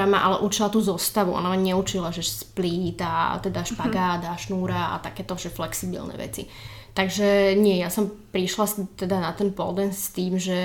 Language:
Slovak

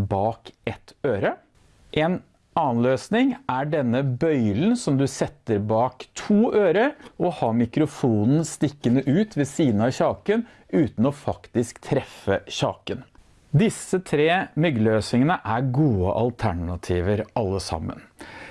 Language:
Norwegian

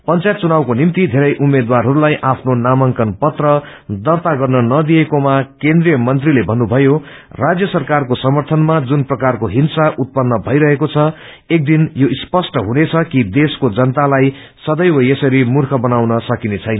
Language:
Nepali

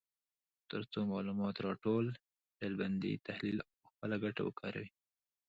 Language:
Pashto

